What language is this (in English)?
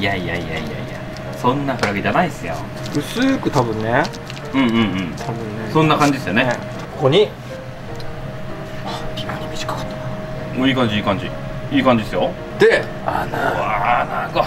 Japanese